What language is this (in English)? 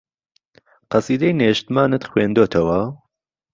Central Kurdish